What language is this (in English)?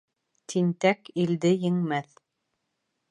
Bashkir